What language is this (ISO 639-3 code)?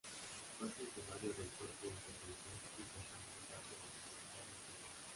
spa